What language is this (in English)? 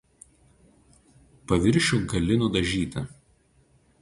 Lithuanian